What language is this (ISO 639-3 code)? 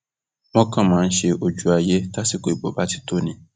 yor